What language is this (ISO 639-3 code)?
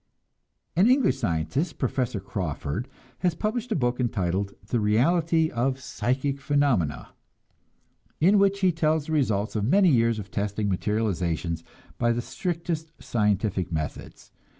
eng